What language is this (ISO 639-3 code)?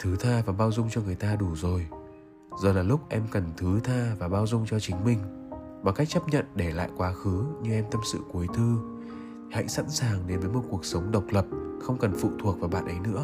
vie